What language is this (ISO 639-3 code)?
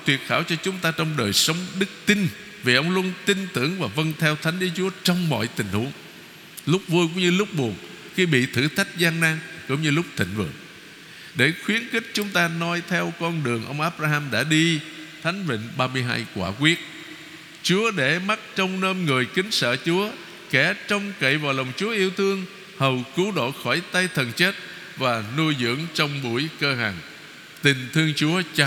vie